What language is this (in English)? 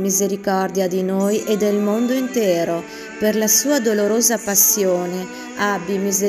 Italian